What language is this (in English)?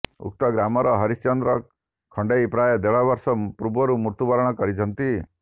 Odia